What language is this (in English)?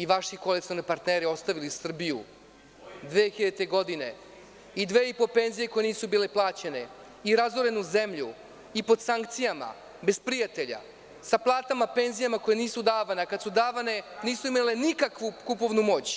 Serbian